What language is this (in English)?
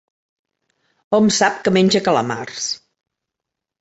Catalan